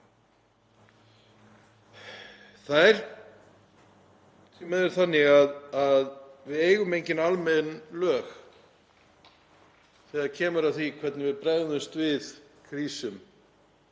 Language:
Icelandic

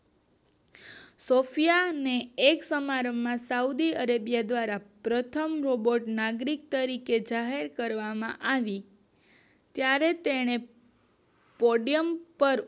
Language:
Gujarati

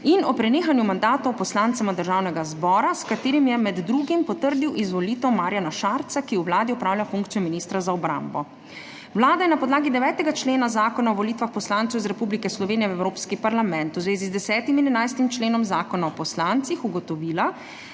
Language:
Slovenian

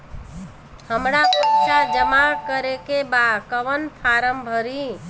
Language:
Bhojpuri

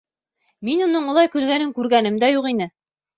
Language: Bashkir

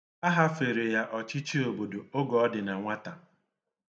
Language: Igbo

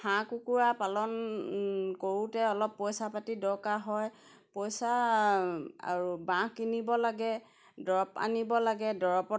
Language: Assamese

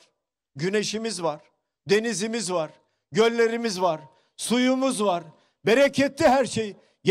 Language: Turkish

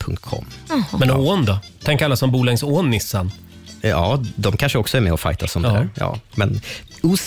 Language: Swedish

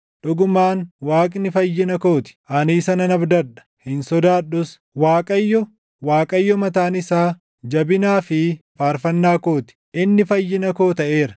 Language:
Oromo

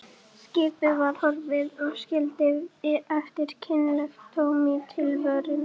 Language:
Icelandic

